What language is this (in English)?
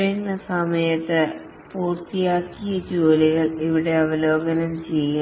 Malayalam